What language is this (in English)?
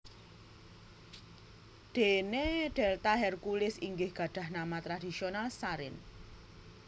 Javanese